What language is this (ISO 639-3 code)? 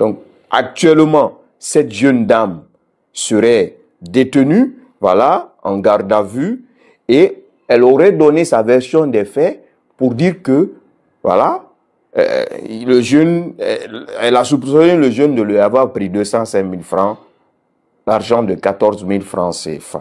fra